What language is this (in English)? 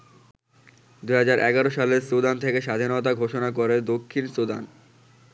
Bangla